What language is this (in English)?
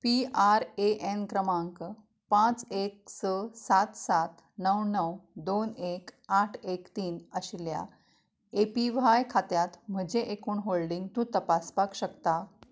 Konkani